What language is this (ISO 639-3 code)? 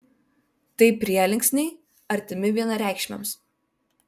lit